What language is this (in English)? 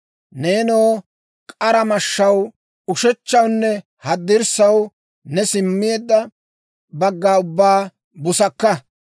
Dawro